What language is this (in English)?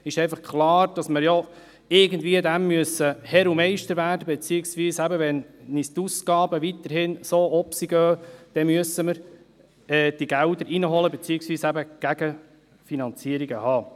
Swiss German